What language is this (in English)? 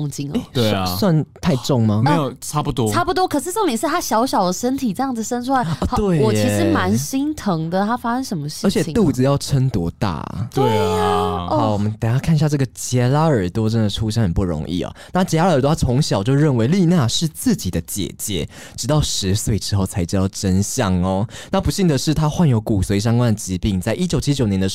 Chinese